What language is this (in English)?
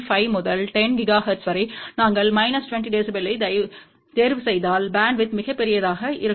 Tamil